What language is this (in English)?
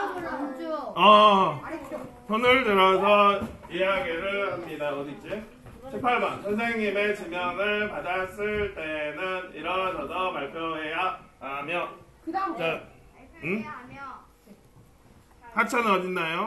Korean